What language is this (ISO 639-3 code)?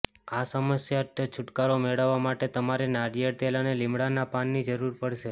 guj